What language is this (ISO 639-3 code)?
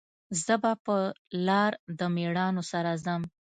pus